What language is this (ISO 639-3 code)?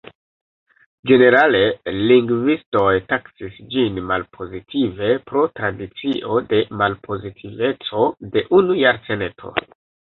epo